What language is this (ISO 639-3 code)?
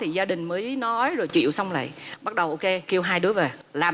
vie